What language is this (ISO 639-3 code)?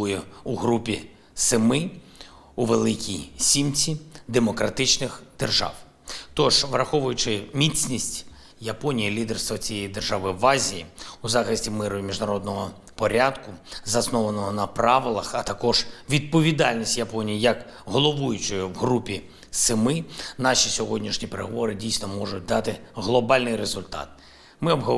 ukr